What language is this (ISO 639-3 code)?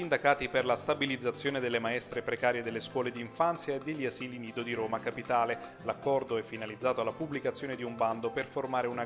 ita